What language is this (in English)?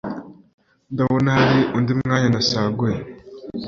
Kinyarwanda